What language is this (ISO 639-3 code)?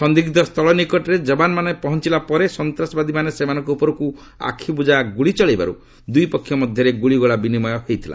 ori